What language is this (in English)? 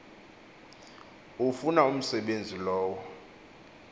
Xhosa